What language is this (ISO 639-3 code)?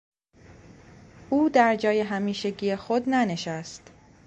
fas